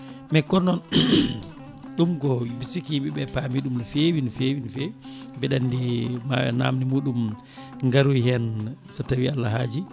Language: Fula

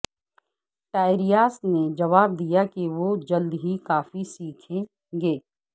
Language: Urdu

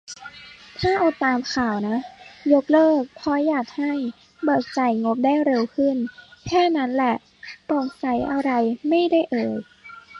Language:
Thai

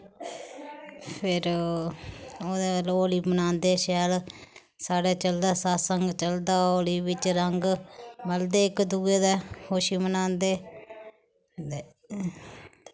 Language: Dogri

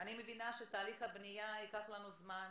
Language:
Hebrew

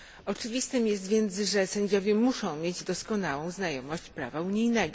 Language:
Polish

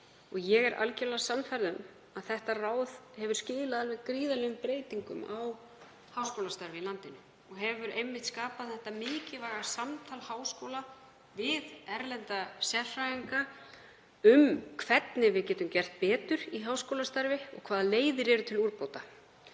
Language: Icelandic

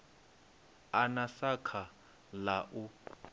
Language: Venda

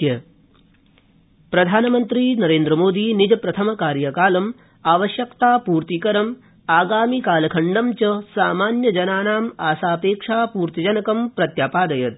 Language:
Sanskrit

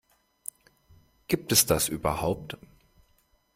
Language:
German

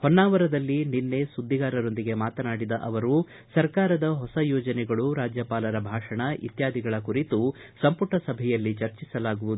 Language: Kannada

